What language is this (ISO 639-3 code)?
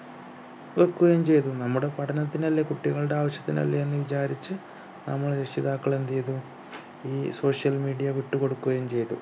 mal